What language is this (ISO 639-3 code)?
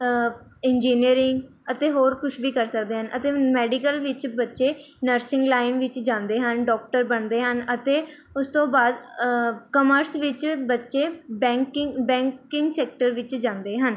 pan